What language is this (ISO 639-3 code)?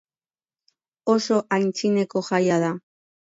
eus